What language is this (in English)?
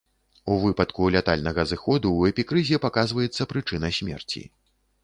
Belarusian